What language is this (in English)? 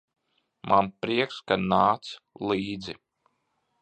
Latvian